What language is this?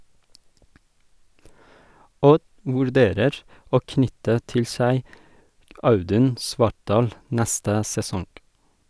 Norwegian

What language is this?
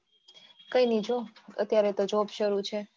Gujarati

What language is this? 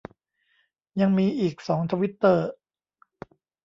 Thai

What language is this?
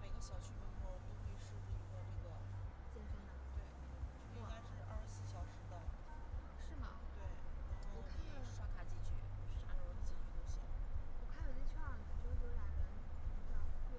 Chinese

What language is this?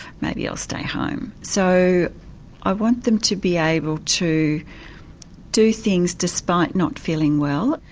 English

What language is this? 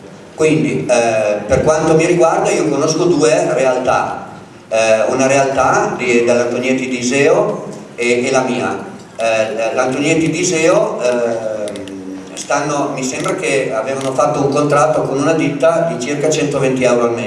Italian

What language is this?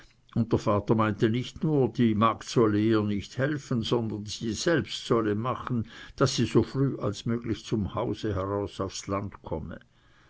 German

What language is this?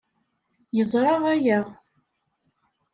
Kabyle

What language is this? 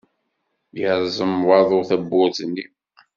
Kabyle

